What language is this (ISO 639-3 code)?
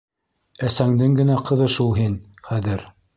bak